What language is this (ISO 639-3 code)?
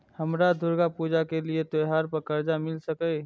mai